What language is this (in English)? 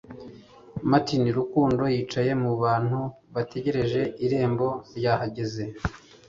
Kinyarwanda